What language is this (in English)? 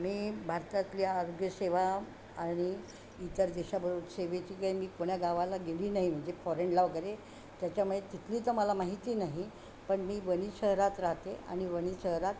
Marathi